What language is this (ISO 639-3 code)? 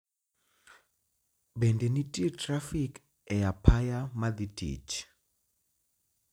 luo